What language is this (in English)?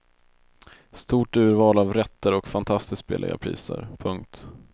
Swedish